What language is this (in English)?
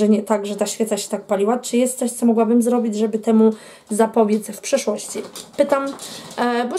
Polish